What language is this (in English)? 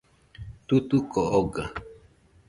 Nüpode Huitoto